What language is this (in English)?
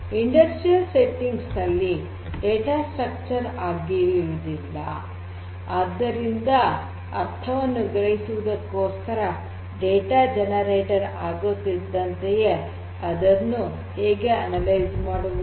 Kannada